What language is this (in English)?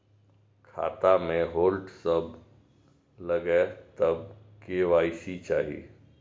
Maithili